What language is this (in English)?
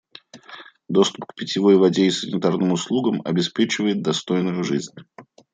Russian